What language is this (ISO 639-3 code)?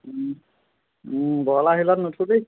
asm